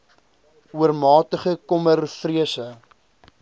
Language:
Afrikaans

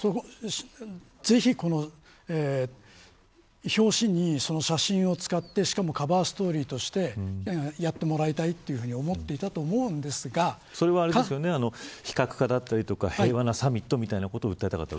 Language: Japanese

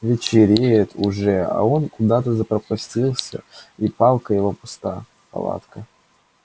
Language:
Russian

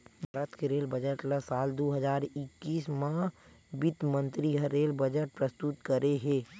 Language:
Chhattisgarhi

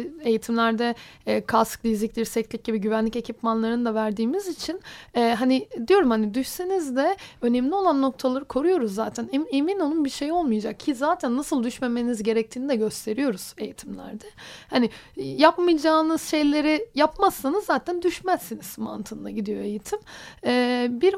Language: Turkish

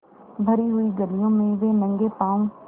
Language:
Hindi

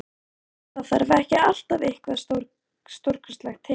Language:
Icelandic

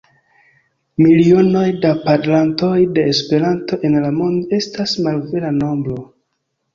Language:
Esperanto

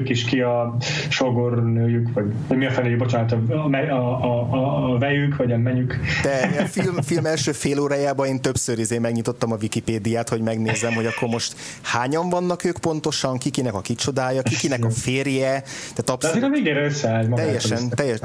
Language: Hungarian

